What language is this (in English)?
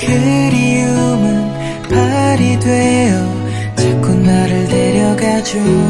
Korean